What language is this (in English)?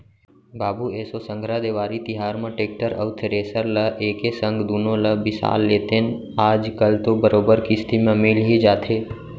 Chhattisgarhi